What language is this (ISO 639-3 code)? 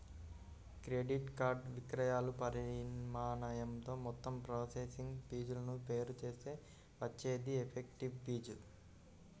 tel